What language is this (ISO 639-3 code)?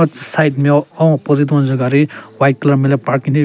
nre